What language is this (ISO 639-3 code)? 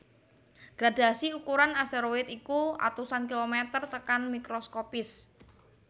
jav